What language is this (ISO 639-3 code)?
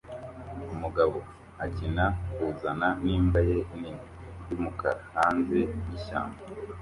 kin